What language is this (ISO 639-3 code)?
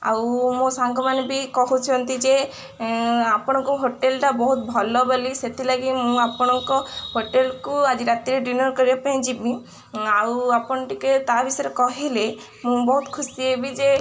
ori